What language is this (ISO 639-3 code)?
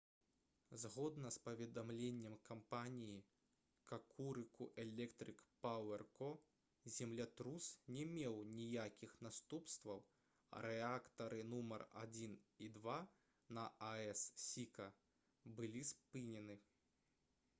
bel